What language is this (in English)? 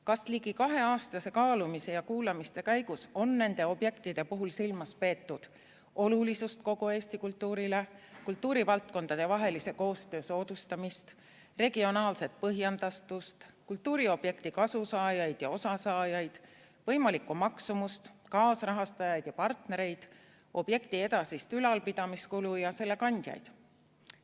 Estonian